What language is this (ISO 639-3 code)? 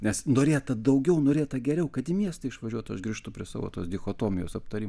lit